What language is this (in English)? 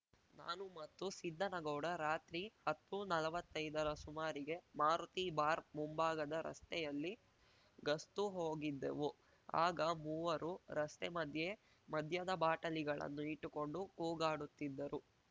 Kannada